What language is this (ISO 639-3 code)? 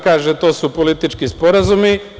srp